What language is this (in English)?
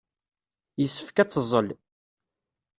Kabyle